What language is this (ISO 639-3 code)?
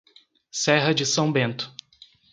por